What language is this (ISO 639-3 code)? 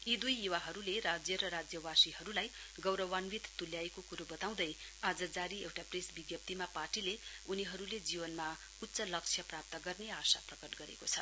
nep